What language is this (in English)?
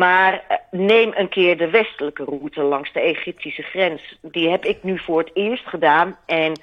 Dutch